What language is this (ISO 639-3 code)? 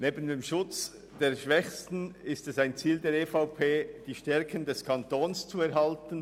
gsw